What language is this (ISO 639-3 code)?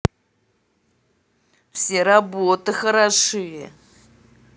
rus